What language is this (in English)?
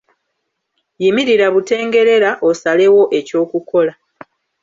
Ganda